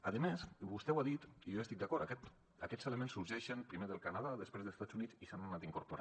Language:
Catalan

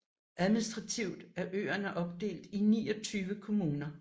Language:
Danish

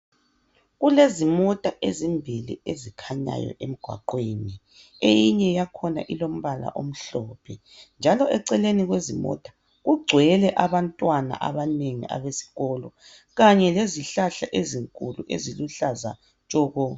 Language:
North Ndebele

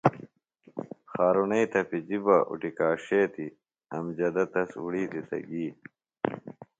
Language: Phalura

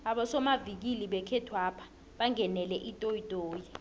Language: South Ndebele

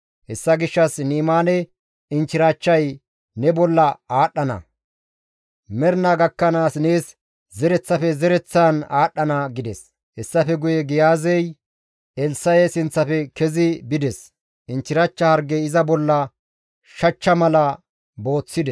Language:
Gamo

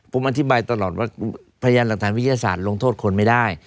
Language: Thai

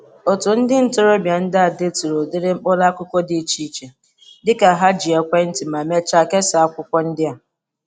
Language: Igbo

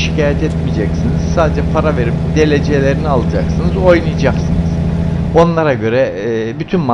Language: Turkish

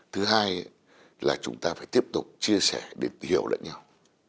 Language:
Vietnamese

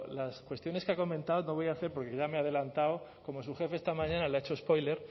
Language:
Spanish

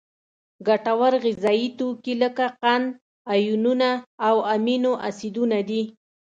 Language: Pashto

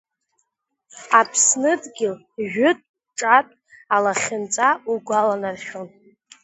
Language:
Abkhazian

